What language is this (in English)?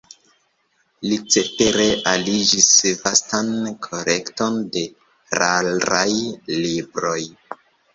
Esperanto